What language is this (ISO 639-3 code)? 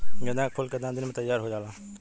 bho